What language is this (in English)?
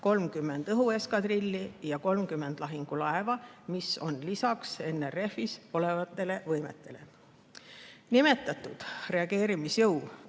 Estonian